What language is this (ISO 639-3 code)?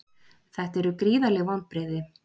isl